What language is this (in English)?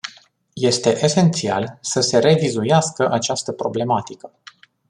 Romanian